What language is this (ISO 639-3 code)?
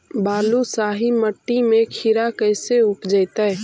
mag